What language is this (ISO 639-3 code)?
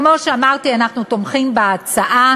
heb